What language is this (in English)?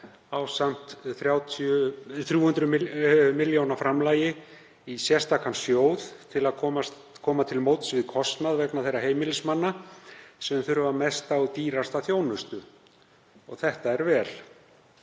Icelandic